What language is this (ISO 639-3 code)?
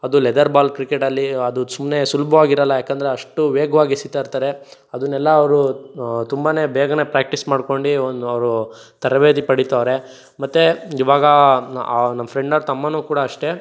kan